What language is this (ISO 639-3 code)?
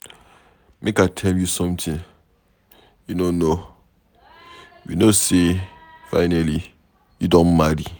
pcm